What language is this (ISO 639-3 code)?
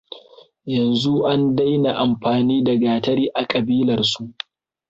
hau